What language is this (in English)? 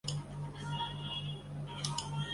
Chinese